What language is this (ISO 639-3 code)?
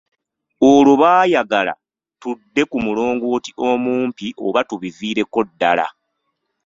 lug